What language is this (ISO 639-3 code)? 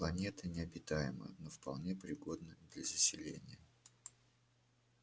rus